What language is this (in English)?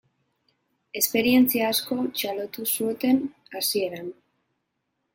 Basque